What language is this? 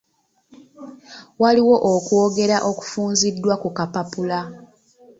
Ganda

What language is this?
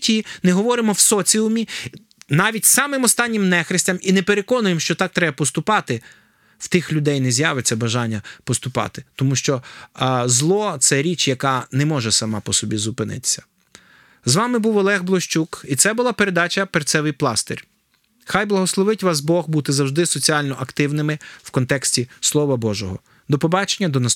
Ukrainian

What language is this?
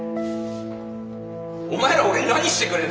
Japanese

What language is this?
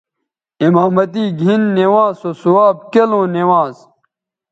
Bateri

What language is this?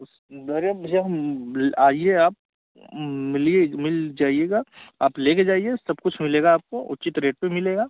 Hindi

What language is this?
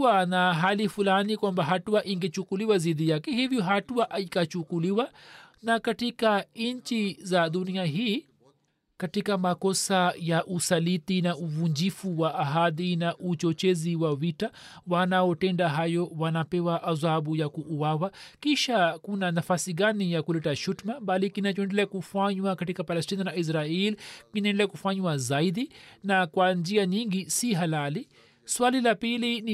Swahili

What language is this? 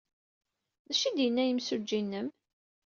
Kabyle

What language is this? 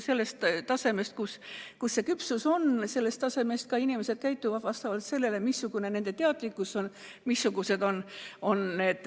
Estonian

